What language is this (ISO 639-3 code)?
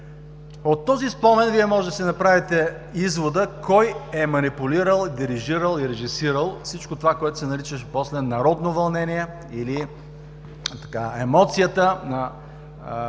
bul